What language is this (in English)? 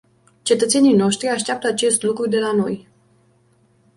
Romanian